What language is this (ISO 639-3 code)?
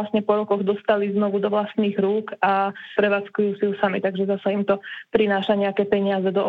slk